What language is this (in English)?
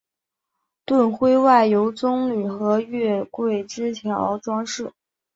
Chinese